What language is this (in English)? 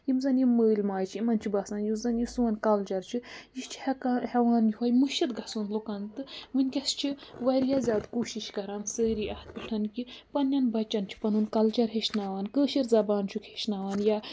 Kashmiri